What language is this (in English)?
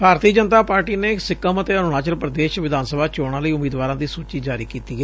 Punjabi